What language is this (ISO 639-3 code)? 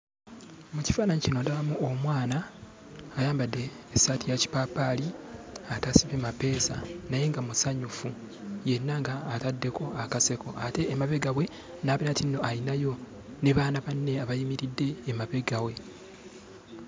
lug